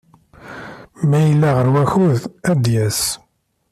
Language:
Kabyle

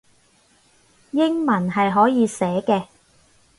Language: Cantonese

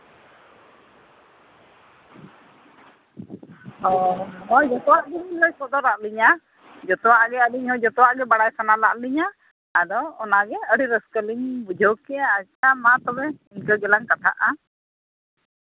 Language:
Santali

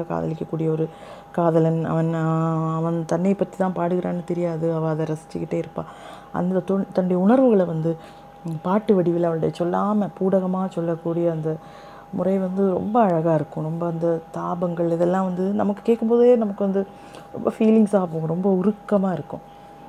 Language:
Tamil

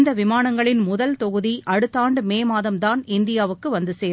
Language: Tamil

